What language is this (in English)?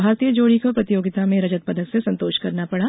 Hindi